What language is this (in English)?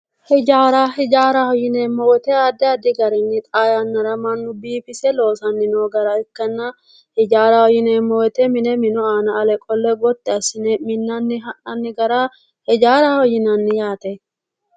Sidamo